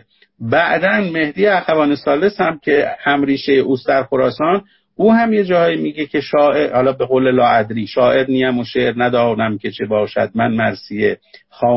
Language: Persian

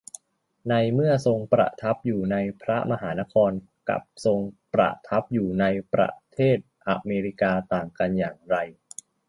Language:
Thai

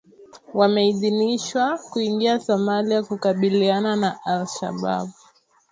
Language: Swahili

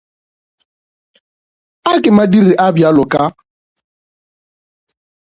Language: Northern Sotho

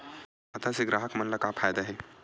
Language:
Chhattisgarhi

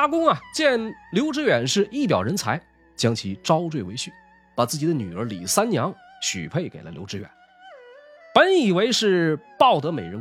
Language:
Chinese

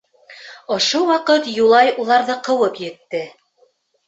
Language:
Bashkir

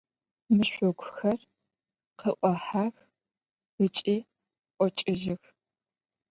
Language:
Adyghe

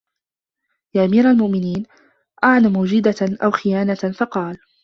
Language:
Arabic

